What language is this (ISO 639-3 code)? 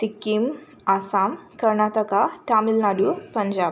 brx